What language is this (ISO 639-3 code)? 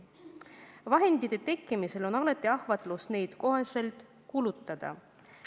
est